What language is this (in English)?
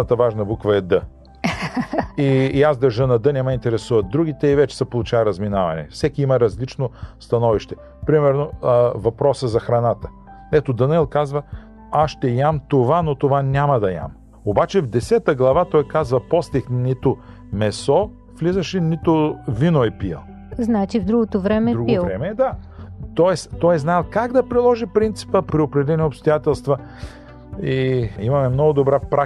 Bulgarian